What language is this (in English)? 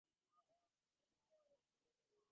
Bangla